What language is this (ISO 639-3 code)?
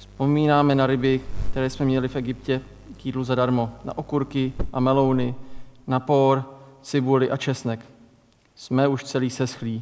ces